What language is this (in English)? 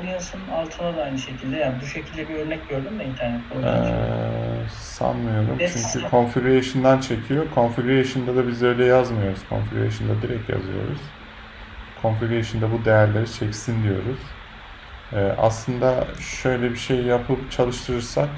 Turkish